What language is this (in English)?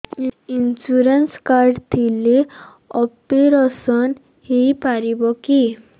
Odia